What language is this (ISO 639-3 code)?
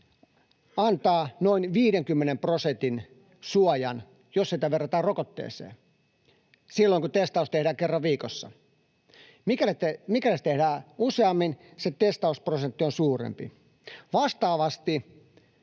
fin